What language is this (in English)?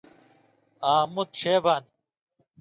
Indus Kohistani